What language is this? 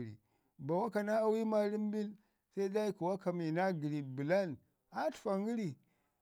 Ngizim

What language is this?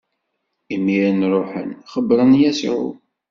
Kabyle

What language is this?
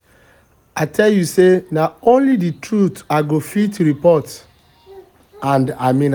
Nigerian Pidgin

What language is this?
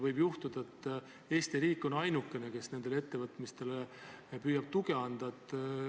Estonian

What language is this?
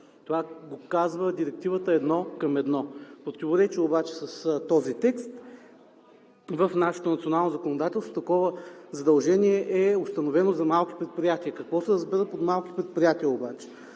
Bulgarian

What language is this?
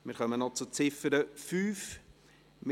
Swiss German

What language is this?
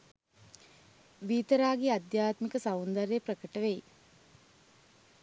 Sinhala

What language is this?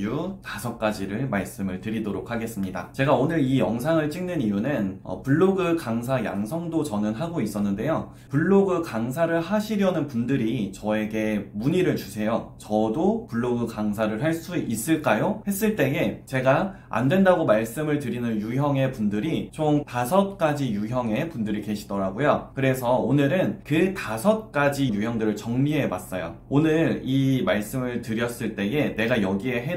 Korean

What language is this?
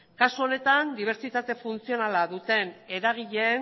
Basque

